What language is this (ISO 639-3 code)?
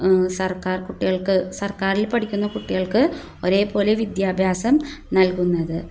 mal